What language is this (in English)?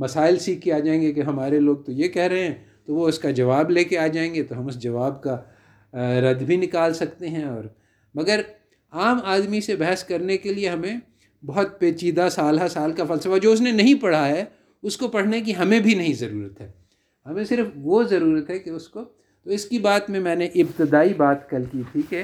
Urdu